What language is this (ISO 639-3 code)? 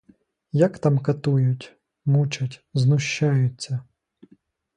ukr